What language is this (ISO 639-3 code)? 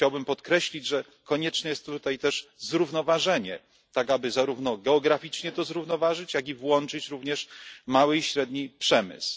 pol